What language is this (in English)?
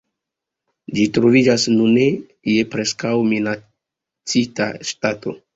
Esperanto